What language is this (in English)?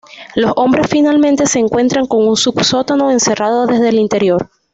Spanish